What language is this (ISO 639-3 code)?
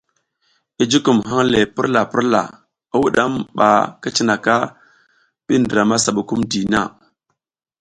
giz